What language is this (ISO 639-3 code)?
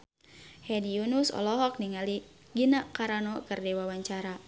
sun